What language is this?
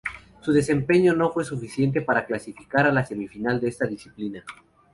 Spanish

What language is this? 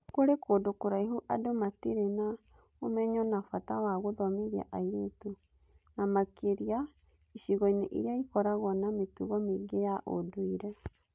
Kikuyu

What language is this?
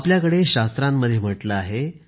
Marathi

